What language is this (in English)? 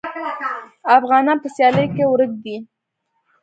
Pashto